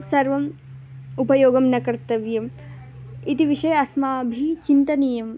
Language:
Sanskrit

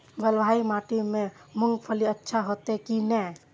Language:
Maithili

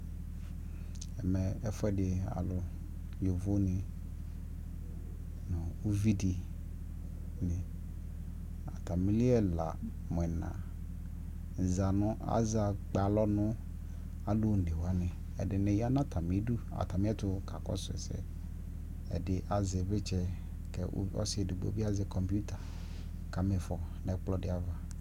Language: Ikposo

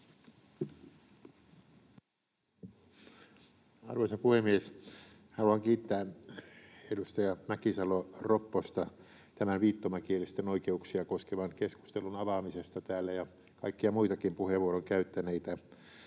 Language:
Finnish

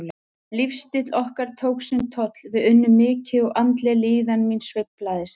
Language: Icelandic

